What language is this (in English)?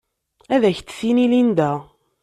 Kabyle